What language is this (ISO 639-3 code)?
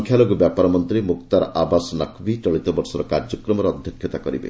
ori